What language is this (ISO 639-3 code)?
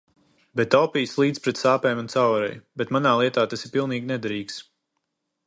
lav